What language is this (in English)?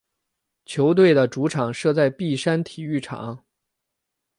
Chinese